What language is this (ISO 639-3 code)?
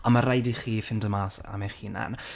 cym